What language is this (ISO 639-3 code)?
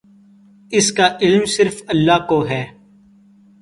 urd